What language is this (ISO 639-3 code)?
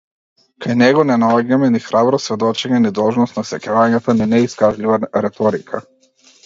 mkd